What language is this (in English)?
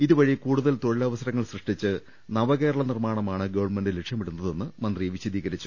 Malayalam